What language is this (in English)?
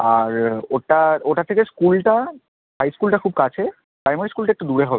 Bangla